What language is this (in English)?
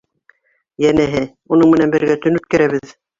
Bashkir